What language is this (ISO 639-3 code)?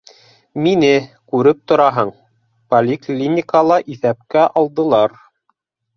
bak